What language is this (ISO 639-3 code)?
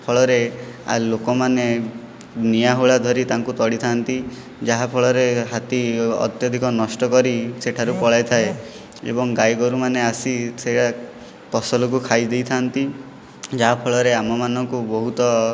ori